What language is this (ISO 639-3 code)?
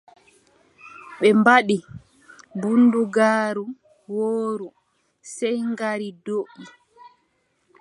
fub